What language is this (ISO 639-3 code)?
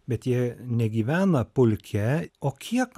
lit